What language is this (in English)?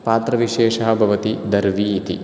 Sanskrit